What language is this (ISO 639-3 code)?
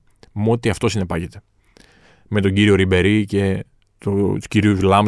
ell